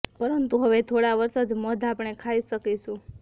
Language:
Gujarati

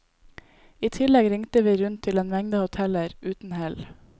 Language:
Norwegian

